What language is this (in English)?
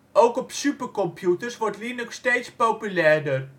Dutch